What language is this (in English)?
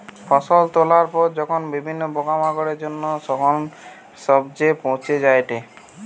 Bangla